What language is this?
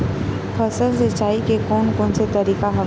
Chhattisgarhi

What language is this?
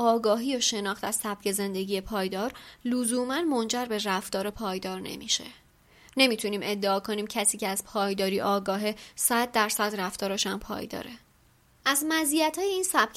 Persian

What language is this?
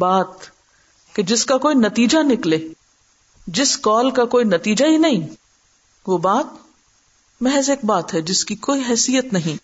Urdu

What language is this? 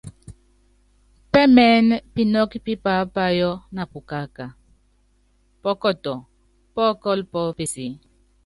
Yangben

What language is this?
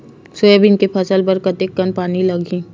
Chhattisgarhi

